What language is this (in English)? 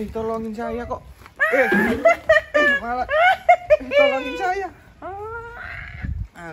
Indonesian